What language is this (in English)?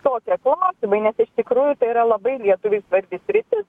Lithuanian